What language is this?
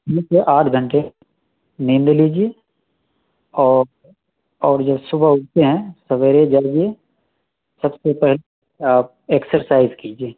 Urdu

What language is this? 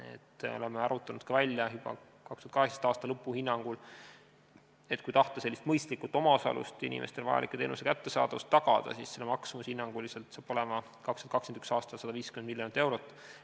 Estonian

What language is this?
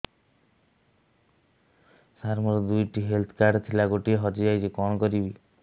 Odia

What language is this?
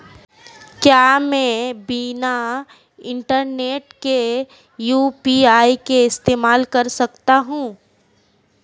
Hindi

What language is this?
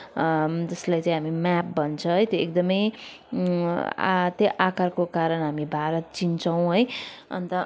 Nepali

